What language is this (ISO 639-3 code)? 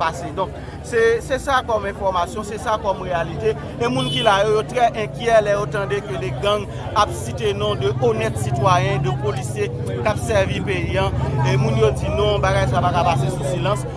fra